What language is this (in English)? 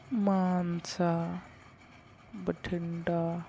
Punjabi